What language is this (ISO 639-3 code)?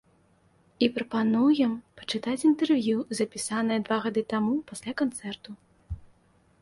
bel